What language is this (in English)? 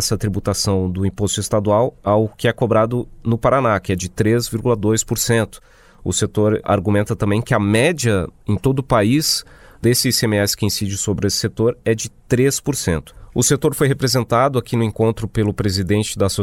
Portuguese